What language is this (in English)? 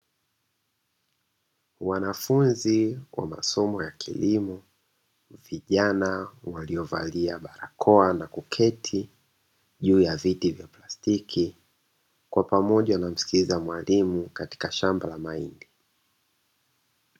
Swahili